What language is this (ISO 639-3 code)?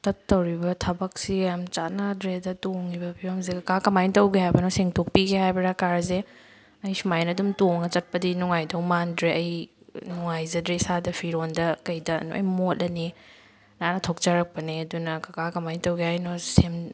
mni